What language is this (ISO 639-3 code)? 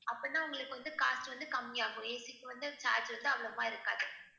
tam